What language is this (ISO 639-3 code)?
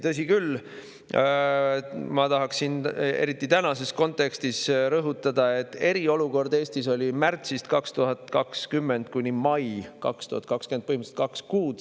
est